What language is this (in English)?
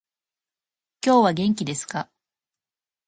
Japanese